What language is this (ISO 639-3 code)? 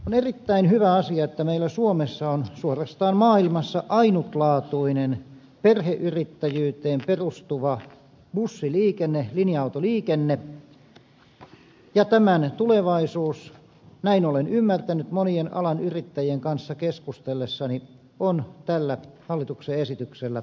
fin